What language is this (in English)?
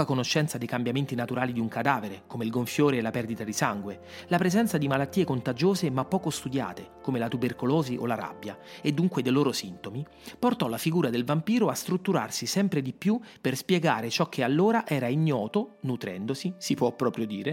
Italian